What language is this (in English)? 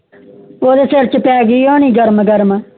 Punjabi